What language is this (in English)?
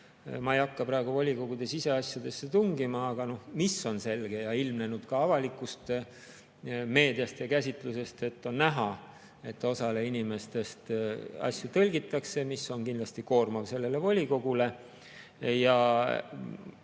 Estonian